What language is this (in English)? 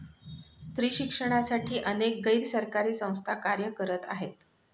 Marathi